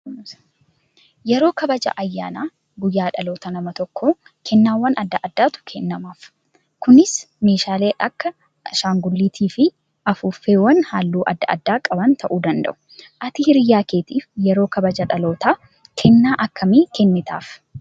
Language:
Oromo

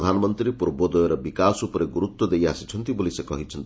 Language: Odia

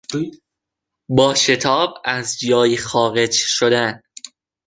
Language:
Persian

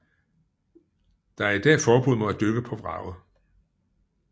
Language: Danish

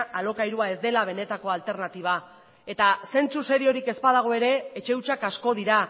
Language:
Basque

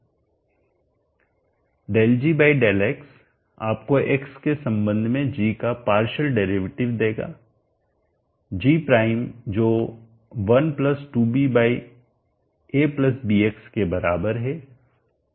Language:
Hindi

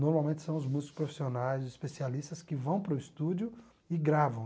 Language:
Portuguese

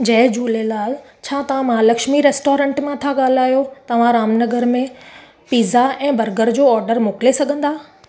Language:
Sindhi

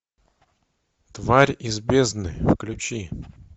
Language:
Russian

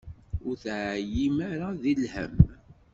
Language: Kabyle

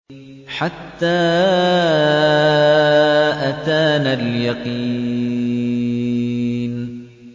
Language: Arabic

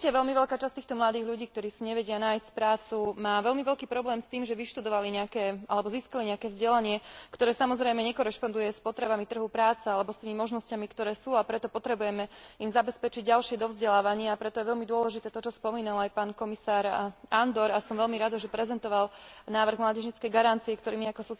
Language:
Slovak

